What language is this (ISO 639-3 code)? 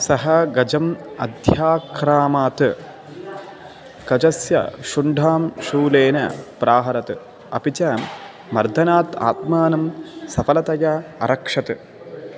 san